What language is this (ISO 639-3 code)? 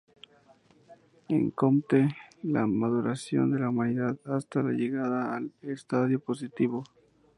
spa